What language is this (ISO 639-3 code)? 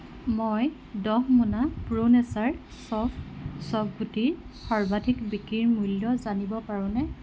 asm